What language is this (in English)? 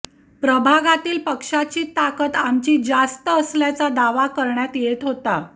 Marathi